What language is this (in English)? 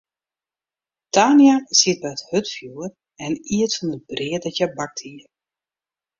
Western Frisian